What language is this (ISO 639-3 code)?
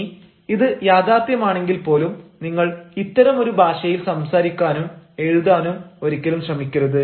mal